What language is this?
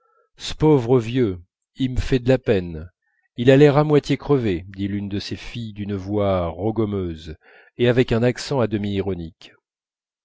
French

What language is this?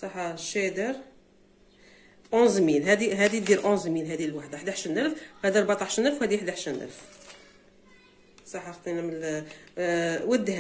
Arabic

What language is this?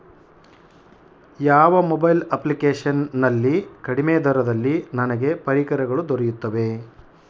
Kannada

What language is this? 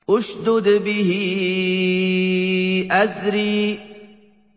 Arabic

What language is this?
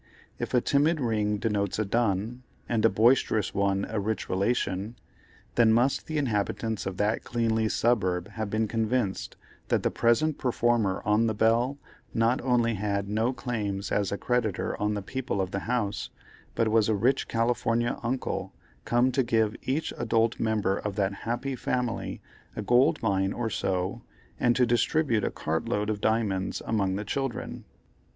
English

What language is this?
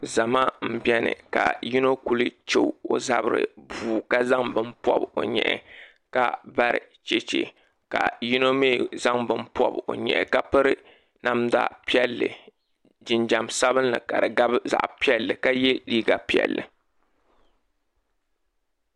Dagbani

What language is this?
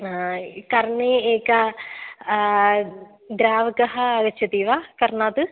Sanskrit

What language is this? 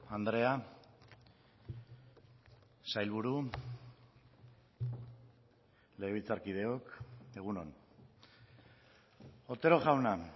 Basque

